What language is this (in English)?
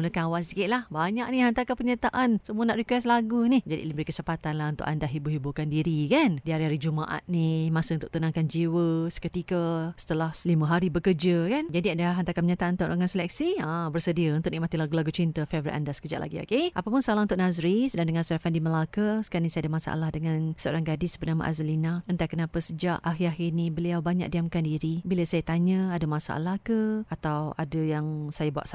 Malay